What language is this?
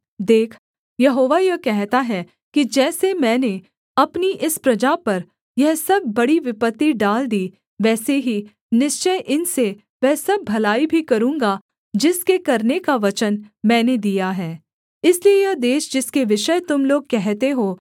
Hindi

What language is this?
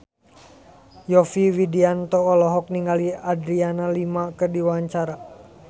Sundanese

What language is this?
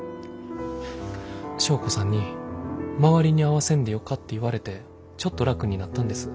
Japanese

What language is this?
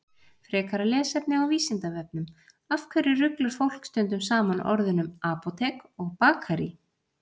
Icelandic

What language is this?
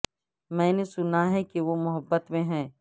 Urdu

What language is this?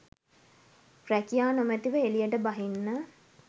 Sinhala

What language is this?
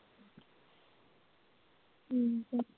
Punjabi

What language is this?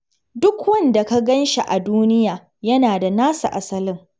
Hausa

